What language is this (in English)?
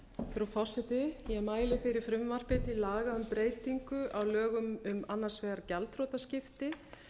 Icelandic